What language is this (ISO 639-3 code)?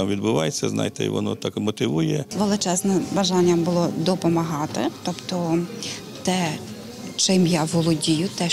ukr